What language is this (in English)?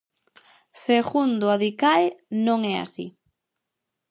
Galician